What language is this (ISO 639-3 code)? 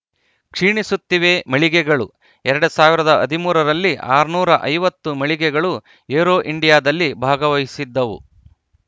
kan